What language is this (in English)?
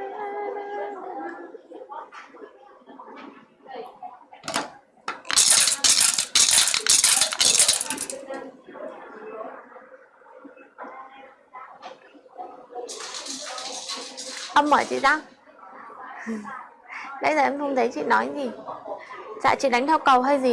Vietnamese